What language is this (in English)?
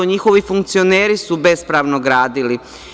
Serbian